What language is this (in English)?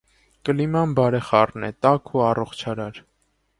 Armenian